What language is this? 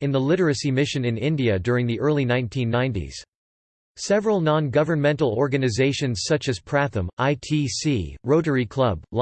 English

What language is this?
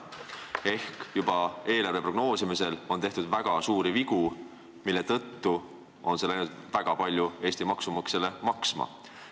Estonian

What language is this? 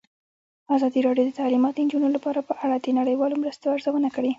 Pashto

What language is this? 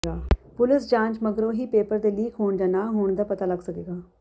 Punjabi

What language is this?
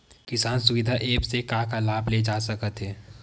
Chhattisgarhi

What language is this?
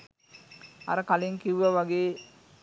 Sinhala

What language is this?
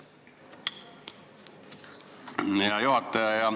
Estonian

